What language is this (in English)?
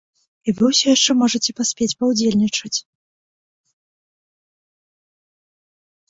Belarusian